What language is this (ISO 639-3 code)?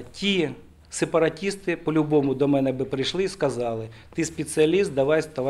ukr